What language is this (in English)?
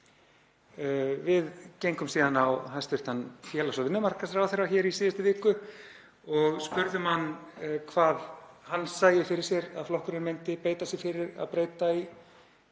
Icelandic